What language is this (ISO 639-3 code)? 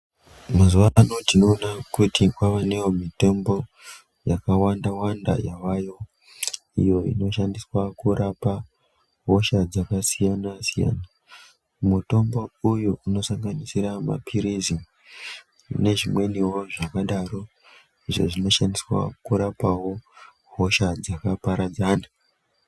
ndc